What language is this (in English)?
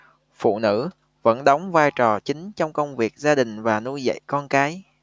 Vietnamese